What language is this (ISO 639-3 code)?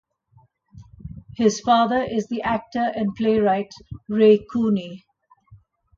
eng